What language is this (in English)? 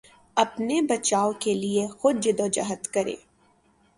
Urdu